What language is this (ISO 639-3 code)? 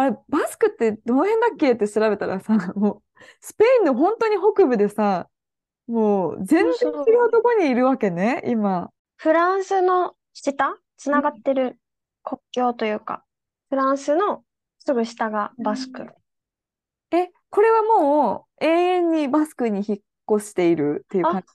jpn